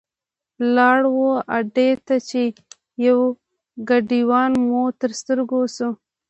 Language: Pashto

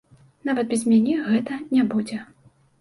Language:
Belarusian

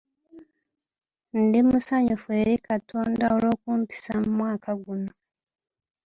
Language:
Ganda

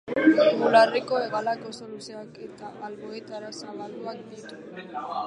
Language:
Basque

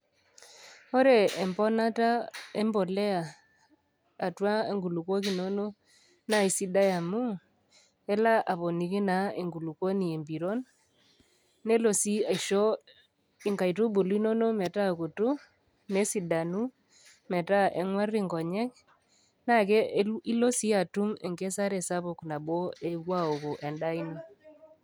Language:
Masai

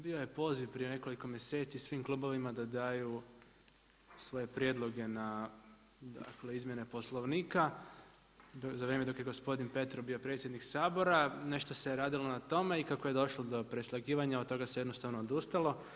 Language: Croatian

